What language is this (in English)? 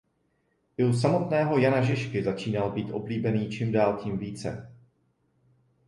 Czech